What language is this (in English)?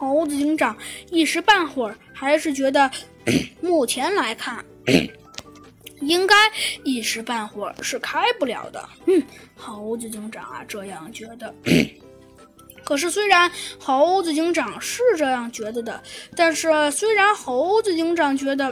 Chinese